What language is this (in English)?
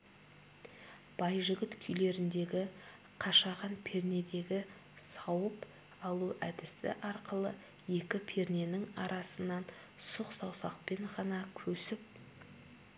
Kazakh